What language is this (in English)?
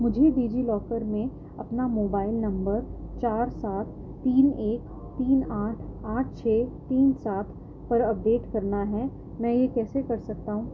Urdu